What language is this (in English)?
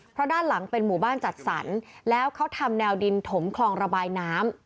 Thai